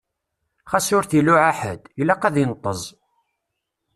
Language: Kabyle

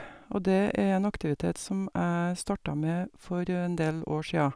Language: Norwegian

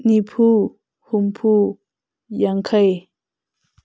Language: Manipuri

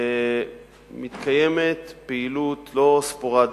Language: Hebrew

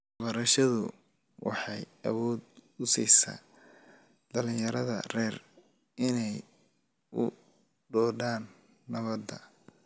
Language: Somali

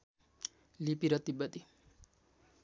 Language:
Nepali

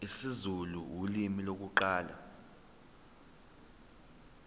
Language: Zulu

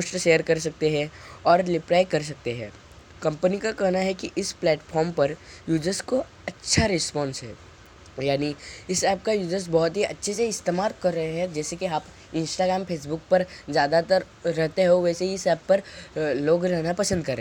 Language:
Hindi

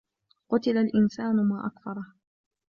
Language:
Arabic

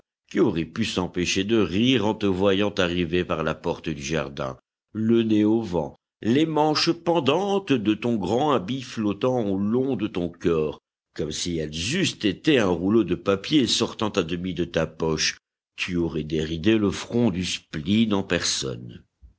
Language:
French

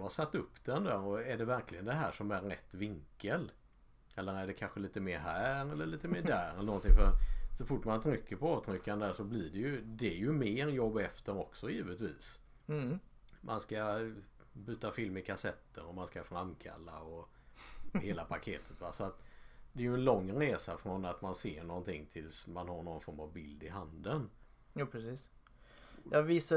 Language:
Swedish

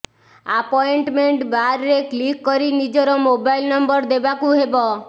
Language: Odia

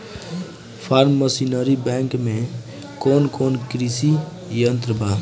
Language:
Bhojpuri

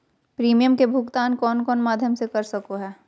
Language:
Magahi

